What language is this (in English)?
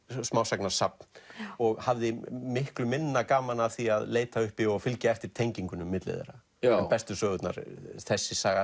Icelandic